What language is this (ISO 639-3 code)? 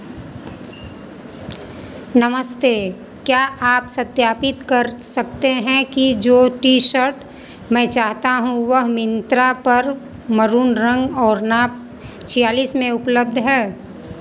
hin